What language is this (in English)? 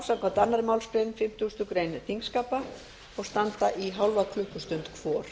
Icelandic